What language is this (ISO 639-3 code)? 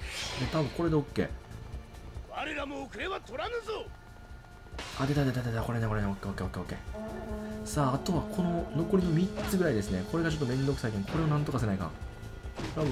jpn